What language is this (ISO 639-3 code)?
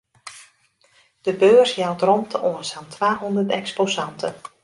fry